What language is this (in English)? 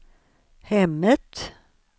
Swedish